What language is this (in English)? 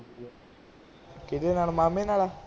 Punjabi